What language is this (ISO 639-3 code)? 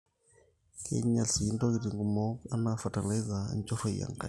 mas